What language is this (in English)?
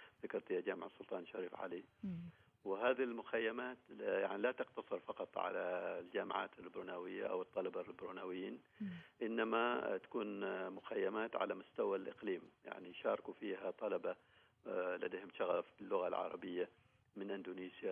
Arabic